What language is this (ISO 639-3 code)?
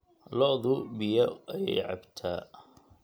som